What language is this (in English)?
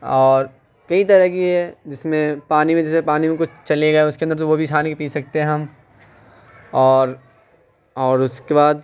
Urdu